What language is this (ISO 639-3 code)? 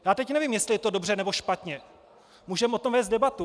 ces